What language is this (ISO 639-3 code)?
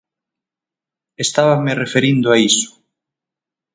glg